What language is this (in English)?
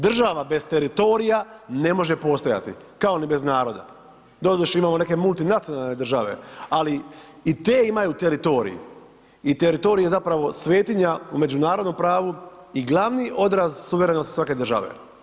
Croatian